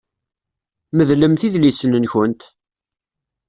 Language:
Kabyle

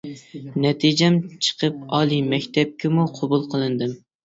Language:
Uyghur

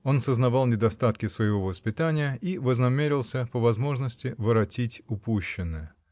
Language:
Russian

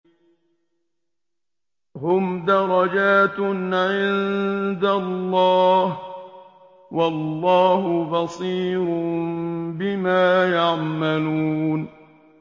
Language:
Arabic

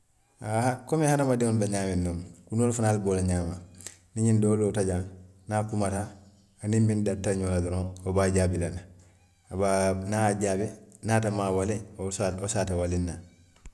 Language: Western Maninkakan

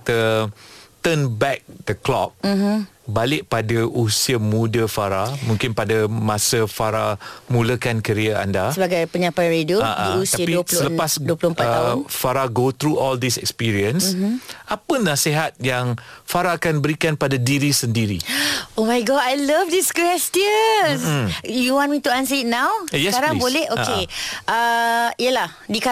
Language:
Malay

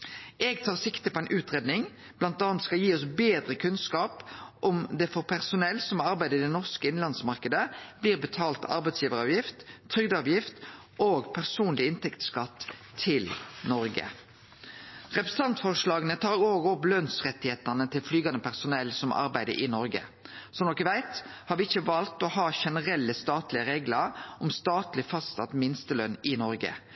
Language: Norwegian Nynorsk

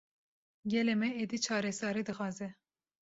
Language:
Kurdish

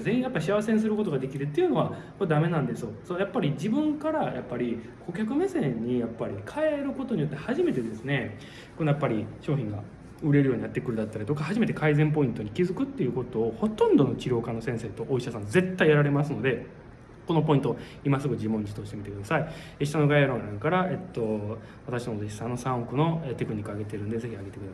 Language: Japanese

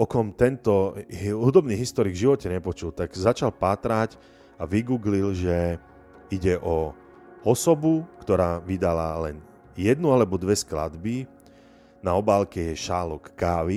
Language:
Slovak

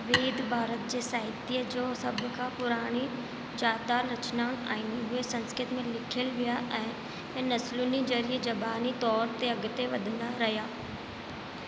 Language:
Sindhi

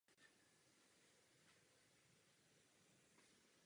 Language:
Czech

